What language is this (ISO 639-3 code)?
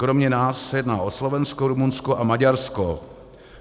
ces